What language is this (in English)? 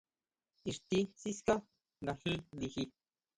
Huautla Mazatec